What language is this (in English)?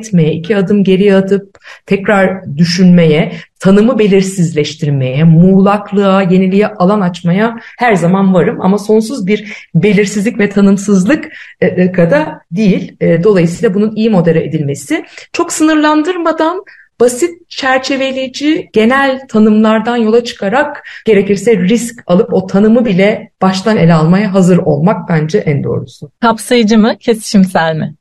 Turkish